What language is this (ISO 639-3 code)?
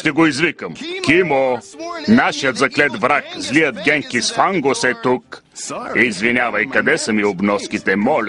bul